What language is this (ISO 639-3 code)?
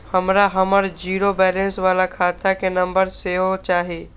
mai